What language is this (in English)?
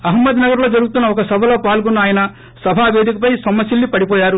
Telugu